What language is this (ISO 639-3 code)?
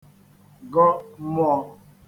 ibo